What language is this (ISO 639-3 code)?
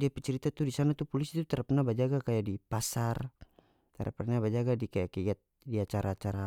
max